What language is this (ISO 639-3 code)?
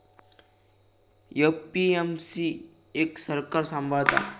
mar